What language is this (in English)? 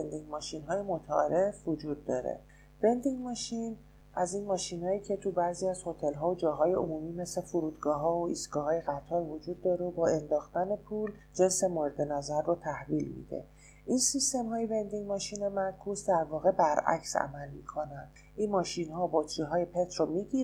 Persian